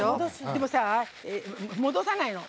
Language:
Japanese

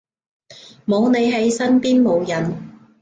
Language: Cantonese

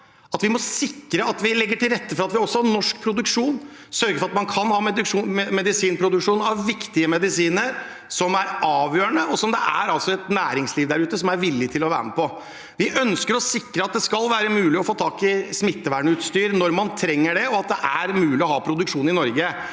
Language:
Norwegian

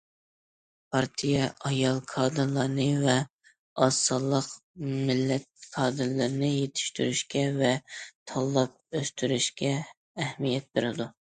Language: Uyghur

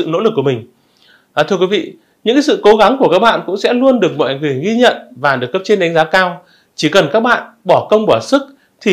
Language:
Vietnamese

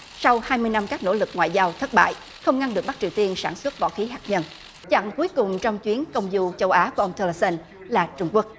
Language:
Vietnamese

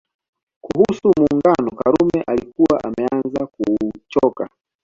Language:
Swahili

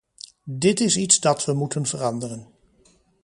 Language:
Dutch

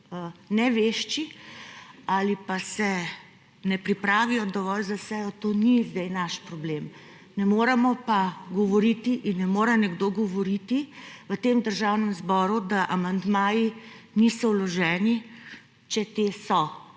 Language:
Slovenian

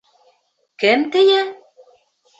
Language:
Bashkir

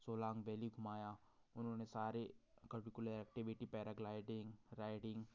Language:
Hindi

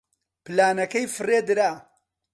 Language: Central Kurdish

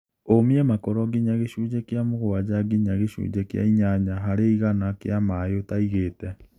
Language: Kikuyu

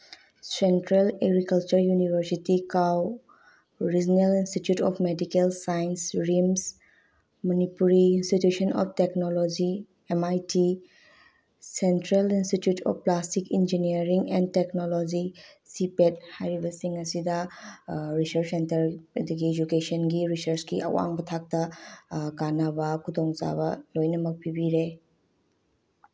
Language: Manipuri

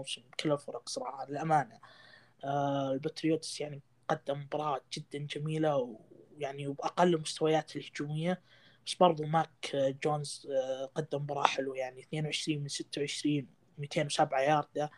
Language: Arabic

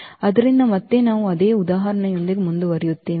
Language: Kannada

